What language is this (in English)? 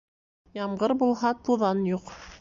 Bashkir